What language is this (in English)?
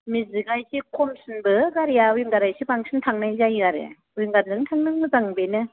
Bodo